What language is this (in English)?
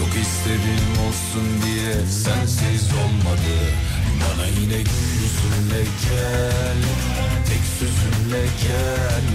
Turkish